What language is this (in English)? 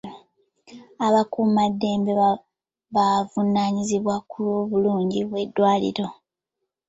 Ganda